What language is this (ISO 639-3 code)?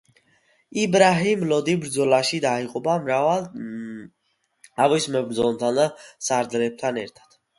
kat